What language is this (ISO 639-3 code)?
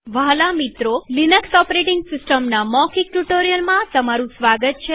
guj